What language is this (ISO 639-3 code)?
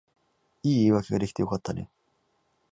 jpn